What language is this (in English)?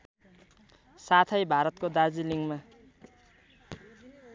Nepali